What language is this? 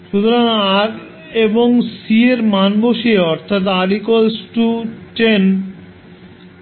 Bangla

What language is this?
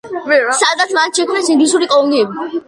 Georgian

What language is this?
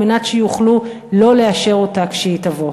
Hebrew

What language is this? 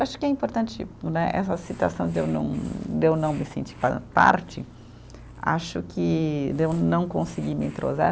Portuguese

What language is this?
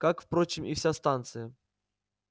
Russian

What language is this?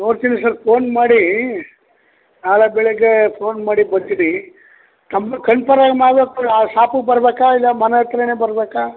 Kannada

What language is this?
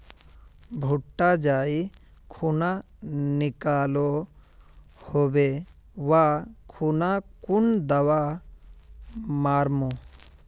Magahi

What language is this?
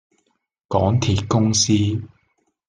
Cantonese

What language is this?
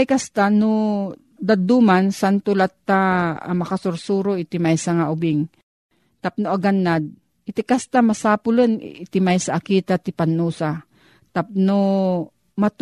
Filipino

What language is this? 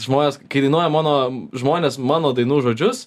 Lithuanian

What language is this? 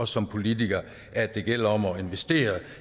Danish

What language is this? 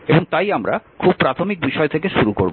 Bangla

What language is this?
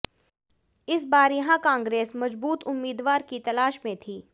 Hindi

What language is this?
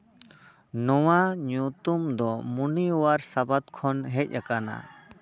Santali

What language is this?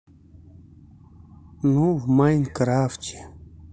Russian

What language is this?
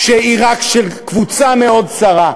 Hebrew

